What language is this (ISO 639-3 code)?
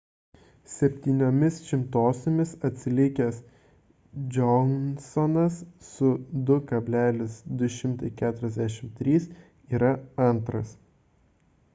lit